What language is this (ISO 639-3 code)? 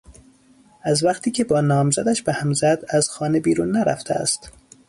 fas